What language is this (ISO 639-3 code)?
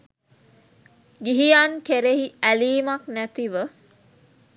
sin